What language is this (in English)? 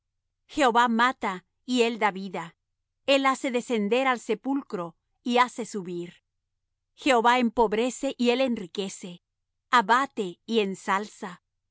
Spanish